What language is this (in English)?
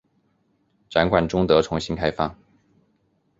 Chinese